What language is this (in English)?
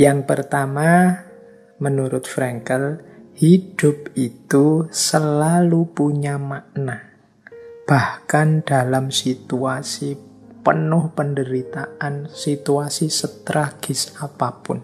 Indonesian